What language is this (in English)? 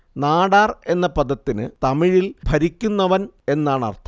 Malayalam